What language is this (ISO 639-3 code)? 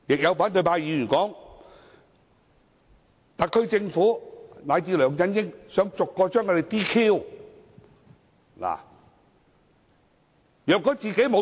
yue